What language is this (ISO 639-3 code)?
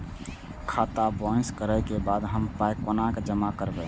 mai